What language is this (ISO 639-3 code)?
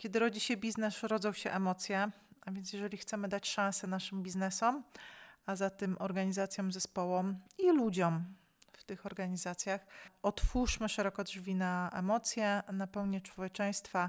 pol